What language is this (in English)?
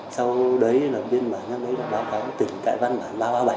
Vietnamese